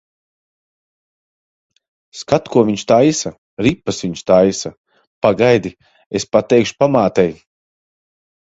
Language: Latvian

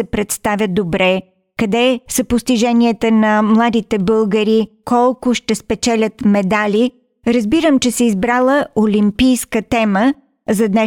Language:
Bulgarian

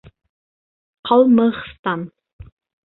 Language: Bashkir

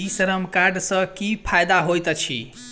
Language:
Maithili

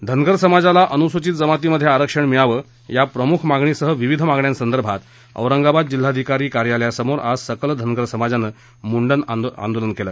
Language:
Marathi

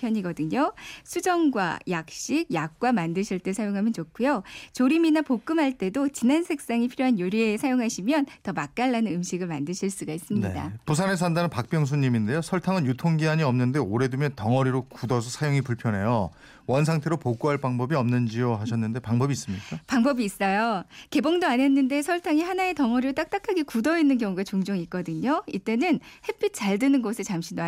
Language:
Korean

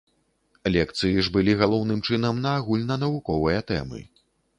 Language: Belarusian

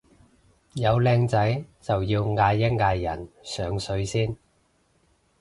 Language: Cantonese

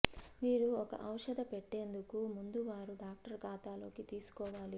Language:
Telugu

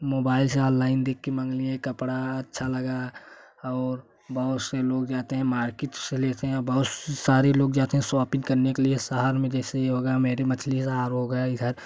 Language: Hindi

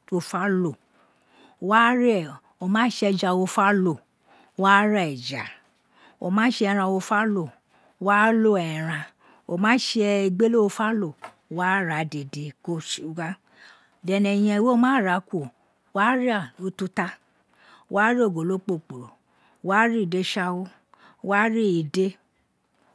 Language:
Isekiri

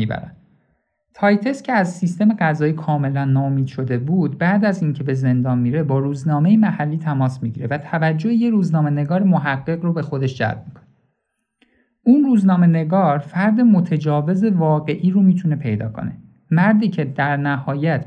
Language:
Persian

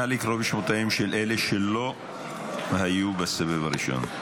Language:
Hebrew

